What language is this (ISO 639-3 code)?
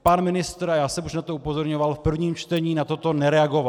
ces